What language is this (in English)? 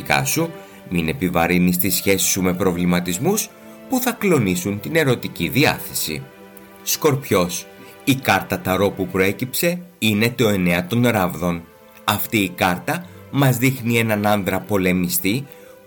Greek